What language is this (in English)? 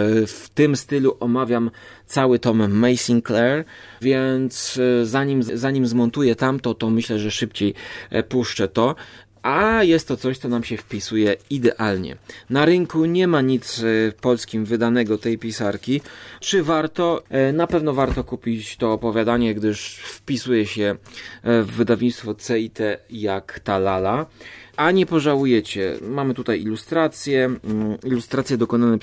Polish